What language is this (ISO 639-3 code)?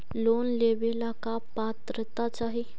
mag